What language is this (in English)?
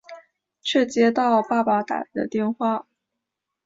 Chinese